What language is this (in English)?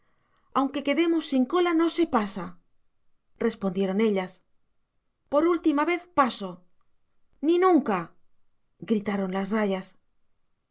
Spanish